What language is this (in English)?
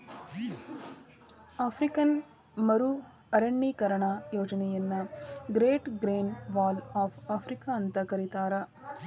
Kannada